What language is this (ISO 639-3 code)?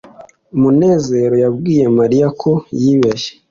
kin